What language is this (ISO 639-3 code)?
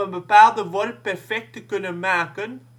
nld